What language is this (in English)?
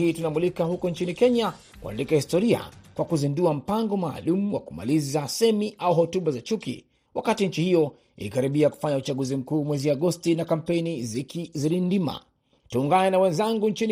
Swahili